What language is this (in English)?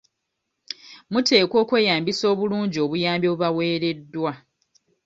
Ganda